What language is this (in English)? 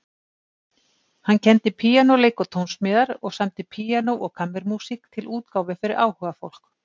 Icelandic